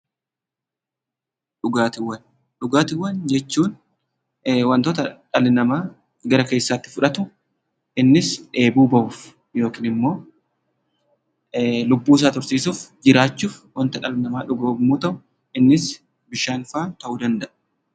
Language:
Oromo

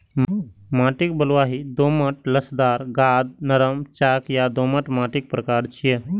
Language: Maithili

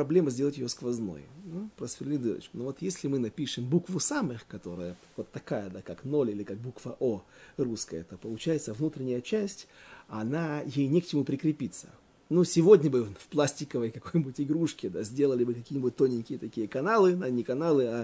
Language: Russian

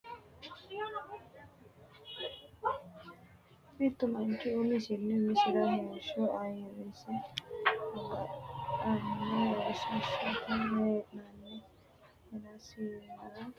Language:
Sidamo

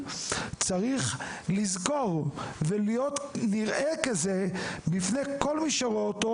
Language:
Hebrew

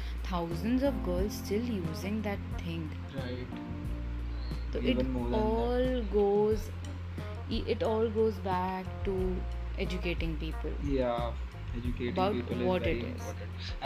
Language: Hindi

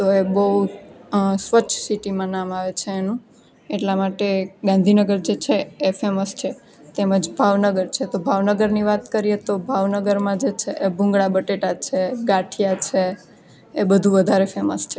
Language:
Gujarati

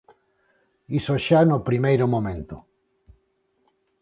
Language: Galician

